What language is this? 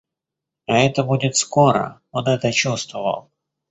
Russian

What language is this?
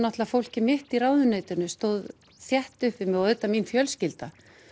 Icelandic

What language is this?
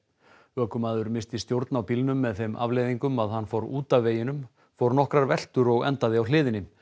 Icelandic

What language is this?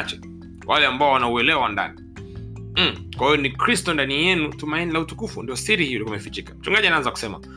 Swahili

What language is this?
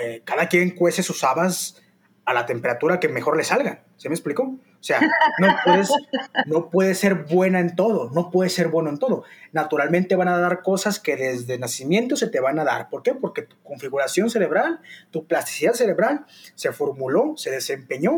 Spanish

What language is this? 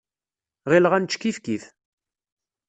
Kabyle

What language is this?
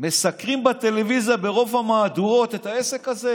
Hebrew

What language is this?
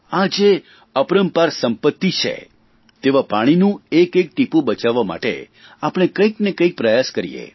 Gujarati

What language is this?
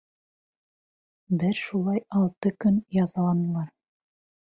Bashkir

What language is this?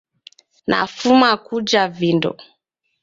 Taita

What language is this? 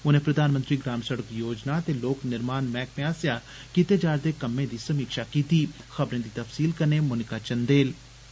Dogri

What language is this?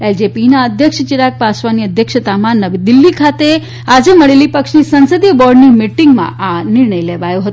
Gujarati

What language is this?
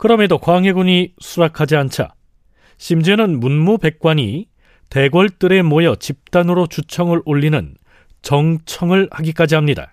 Korean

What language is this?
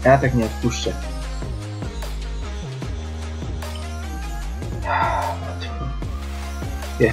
Polish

